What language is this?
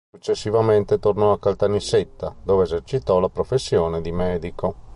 Italian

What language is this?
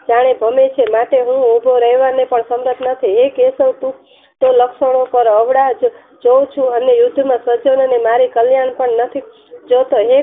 Gujarati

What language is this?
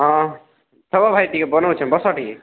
Odia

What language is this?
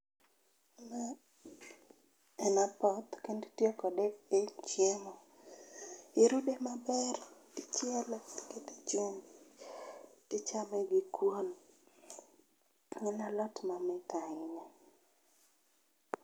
Luo (Kenya and Tanzania)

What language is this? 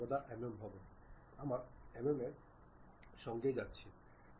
Bangla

